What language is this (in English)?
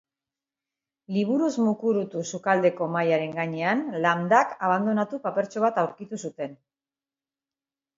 Basque